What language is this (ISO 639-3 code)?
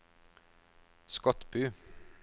nor